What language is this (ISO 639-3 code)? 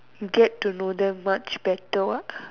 eng